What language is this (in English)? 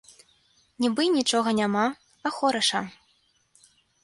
Belarusian